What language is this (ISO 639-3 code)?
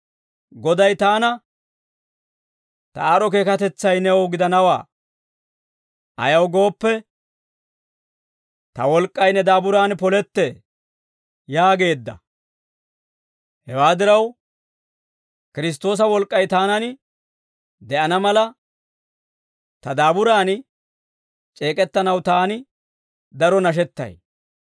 dwr